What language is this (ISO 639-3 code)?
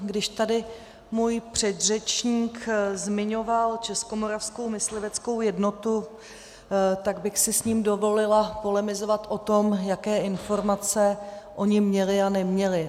ces